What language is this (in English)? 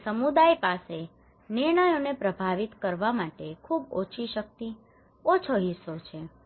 Gujarati